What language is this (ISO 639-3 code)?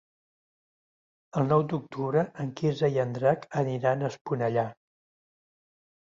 cat